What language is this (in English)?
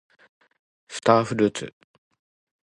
Japanese